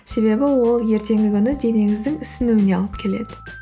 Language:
Kazakh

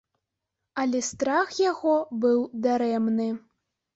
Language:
Belarusian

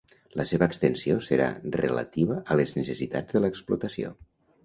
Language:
Catalan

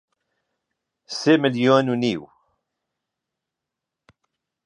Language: Central Kurdish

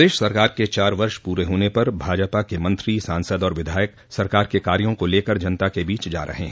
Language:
Hindi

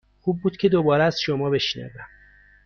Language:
Persian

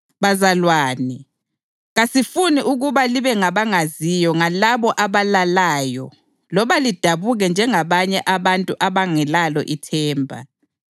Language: North Ndebele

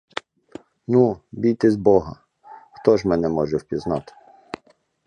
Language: Ukrainian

